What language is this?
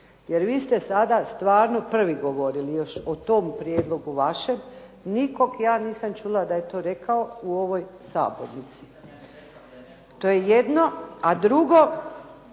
Croatian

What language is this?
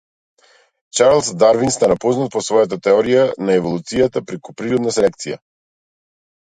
Macedonian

